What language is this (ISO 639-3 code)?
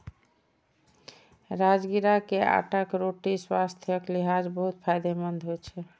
mai